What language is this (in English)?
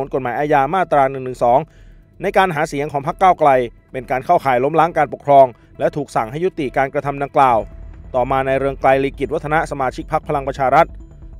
Thai